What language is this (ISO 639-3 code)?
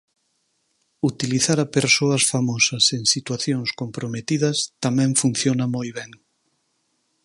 glg